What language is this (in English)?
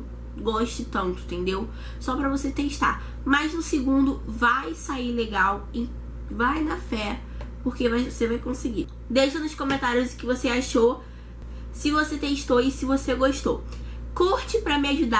Portuguese